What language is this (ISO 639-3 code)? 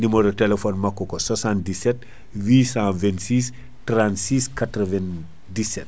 ful